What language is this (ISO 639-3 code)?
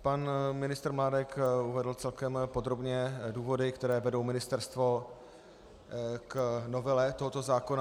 ces